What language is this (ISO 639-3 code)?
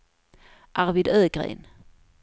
swe